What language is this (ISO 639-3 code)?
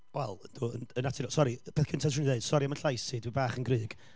cym